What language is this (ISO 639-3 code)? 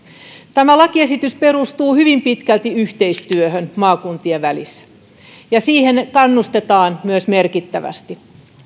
fin